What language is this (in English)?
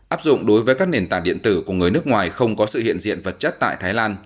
Vietnamese